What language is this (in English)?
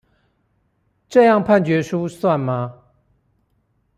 Chinese